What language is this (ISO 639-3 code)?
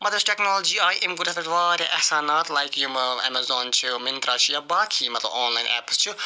kas